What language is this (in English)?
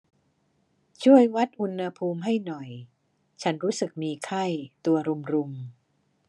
Thai